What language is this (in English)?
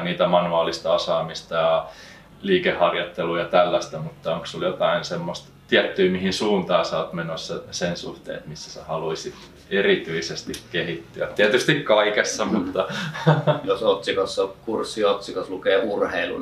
Finnish